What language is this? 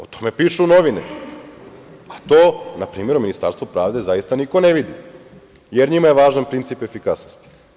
Serbian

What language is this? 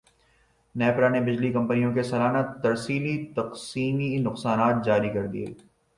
Urdu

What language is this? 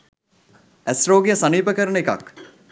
Sinhala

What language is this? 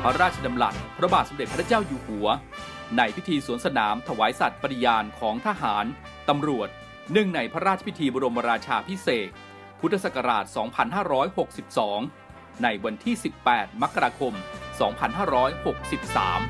Thai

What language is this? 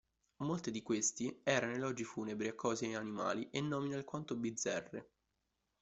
Italian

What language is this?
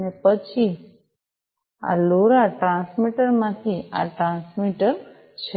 Gujarati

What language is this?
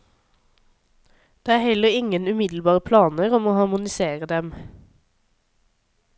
Norwegian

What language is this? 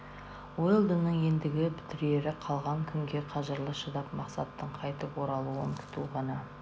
Kazakh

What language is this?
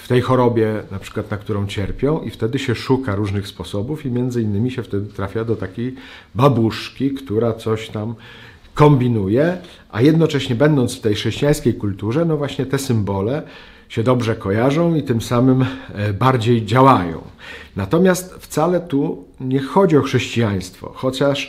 Polish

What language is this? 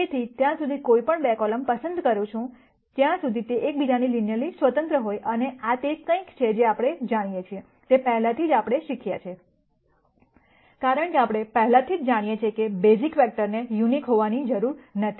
Gujarati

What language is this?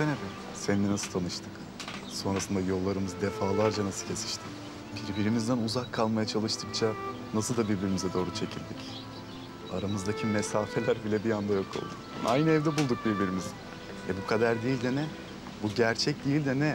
Turkish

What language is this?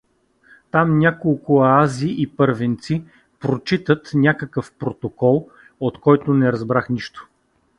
Bulgarian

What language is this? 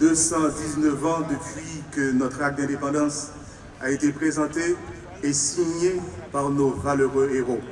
French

